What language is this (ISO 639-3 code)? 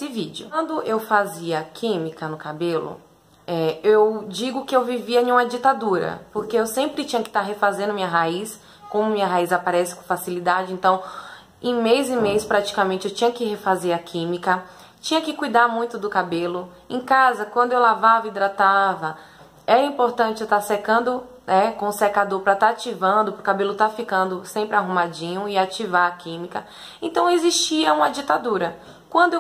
por